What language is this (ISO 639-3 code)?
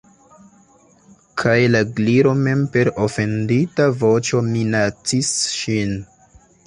epo